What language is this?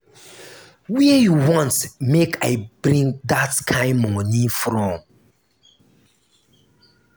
Nigerian Pidgin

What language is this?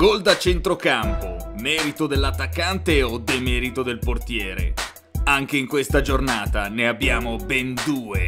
Italian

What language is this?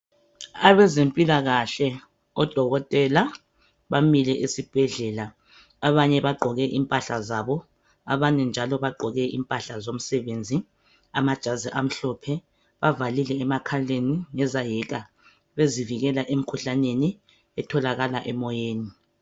North Ndebele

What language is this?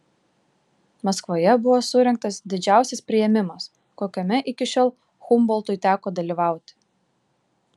Lithuanian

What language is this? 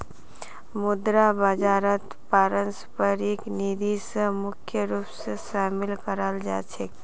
Magahi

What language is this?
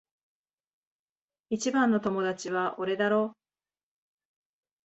Japanese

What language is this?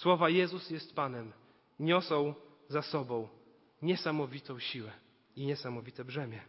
Polish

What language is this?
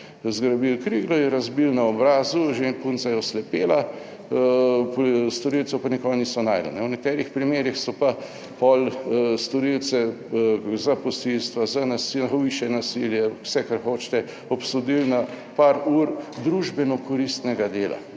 Slovenian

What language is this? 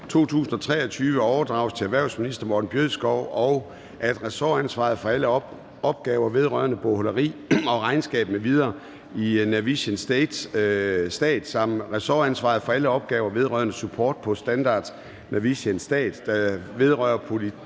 Danish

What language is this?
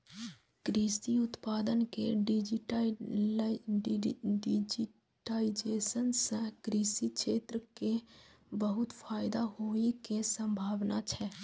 Maithili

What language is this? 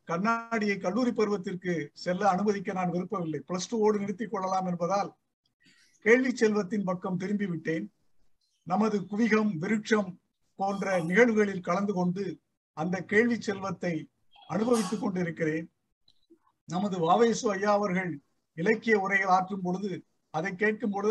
Tamil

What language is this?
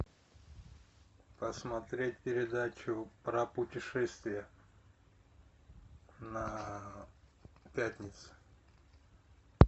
Russian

